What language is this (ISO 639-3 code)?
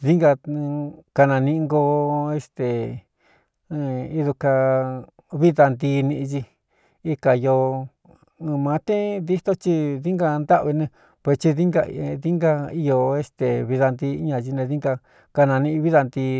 xtu